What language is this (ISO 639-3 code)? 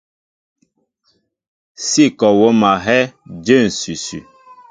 mbo